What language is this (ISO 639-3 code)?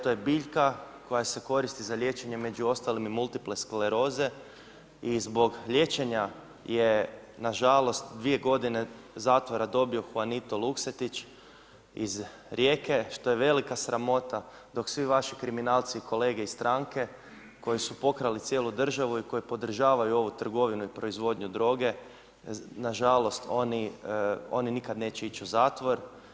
hrv